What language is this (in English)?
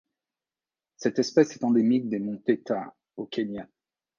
French